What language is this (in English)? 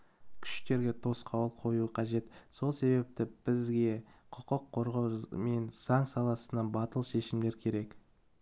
Kazakh